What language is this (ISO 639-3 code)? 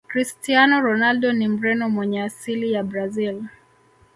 swa